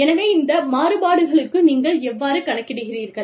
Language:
Tamil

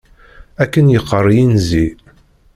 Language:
Kabyle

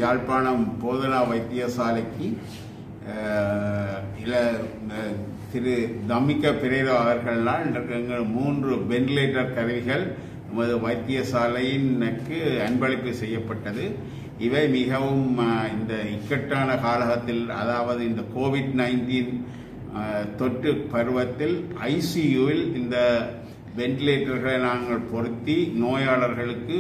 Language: Hindi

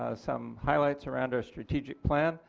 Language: English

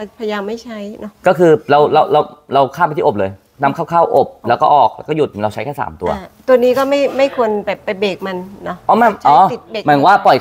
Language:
Thai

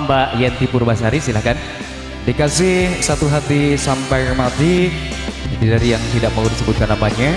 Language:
Indonesian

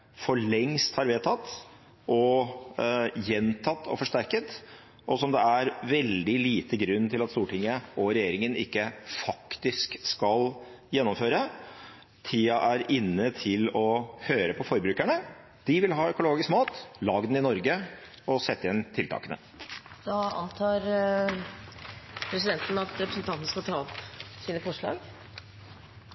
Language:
Norwegian Bokmål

